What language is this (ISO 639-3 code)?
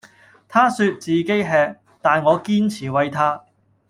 yue